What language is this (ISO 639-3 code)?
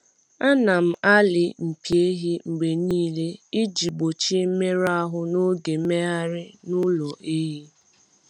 ibo